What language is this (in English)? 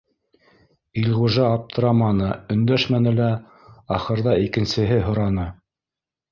Bashkir